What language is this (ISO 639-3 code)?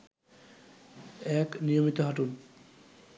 ben